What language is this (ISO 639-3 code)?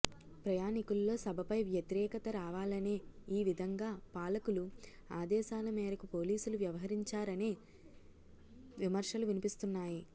tel